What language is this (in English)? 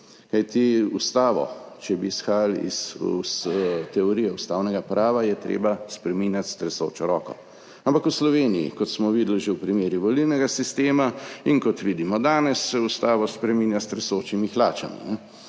Slovenian